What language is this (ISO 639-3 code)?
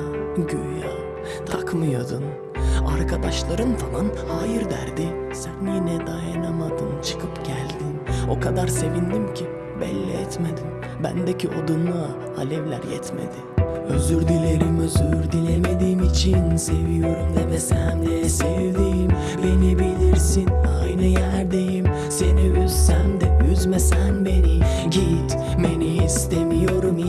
tur